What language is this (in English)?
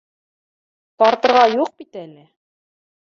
Bashkir